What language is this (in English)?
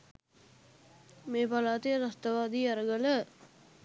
Sinhala